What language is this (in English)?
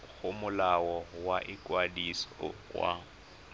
Tswana